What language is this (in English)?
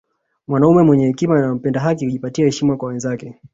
Swahili